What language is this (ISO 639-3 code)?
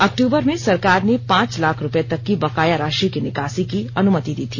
hin